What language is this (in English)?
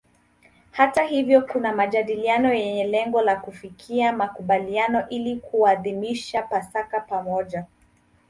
Swahili